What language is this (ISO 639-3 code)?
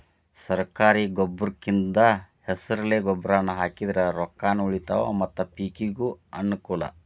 kan